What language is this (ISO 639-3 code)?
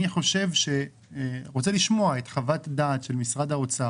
heb